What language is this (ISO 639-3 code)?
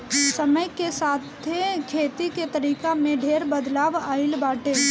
bho